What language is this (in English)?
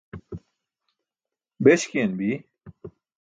Burushaski